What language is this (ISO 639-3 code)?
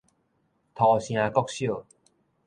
nan